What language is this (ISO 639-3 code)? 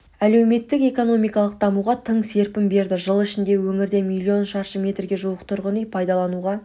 kaz